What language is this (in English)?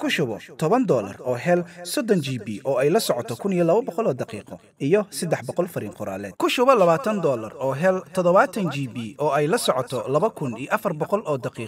Arabic